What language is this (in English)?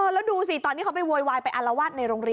Thai